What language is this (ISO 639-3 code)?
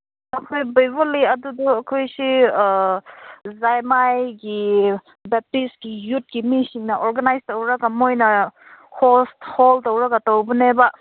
mni